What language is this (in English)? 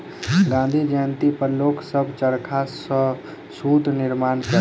Maithili